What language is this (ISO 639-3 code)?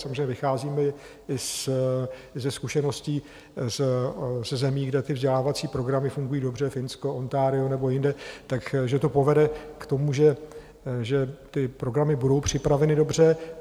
ces